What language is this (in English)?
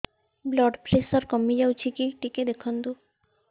Odia